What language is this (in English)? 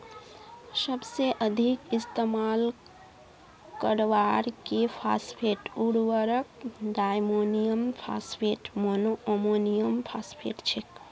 Magahi